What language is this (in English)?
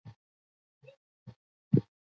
Pashto